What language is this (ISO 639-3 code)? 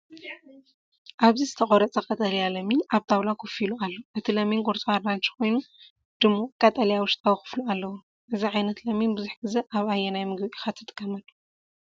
tir